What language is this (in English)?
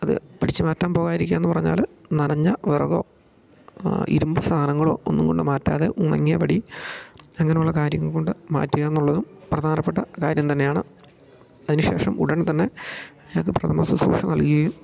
Malayalam